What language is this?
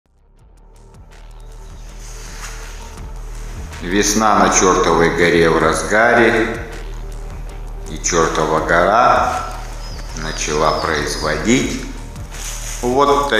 Russian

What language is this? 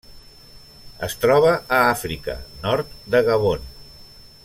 Catalan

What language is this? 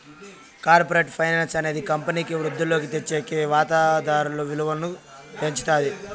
Telugu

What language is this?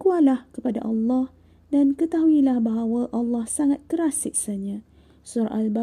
Malay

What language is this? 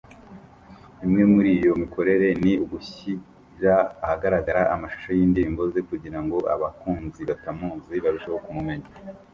Kinyarwanda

